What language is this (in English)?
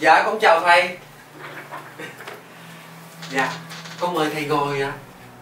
Vietnamese